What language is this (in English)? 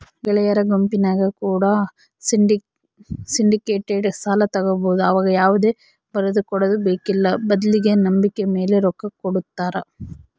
Kannada